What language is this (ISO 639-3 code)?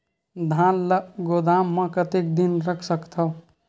hne